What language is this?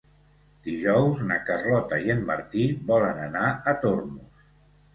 Catalan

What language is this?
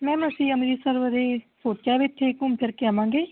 Punjabi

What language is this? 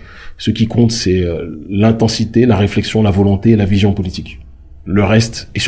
French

